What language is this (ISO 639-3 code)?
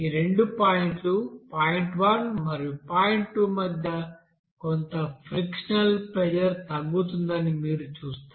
tel